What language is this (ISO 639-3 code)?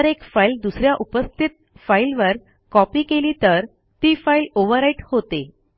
mar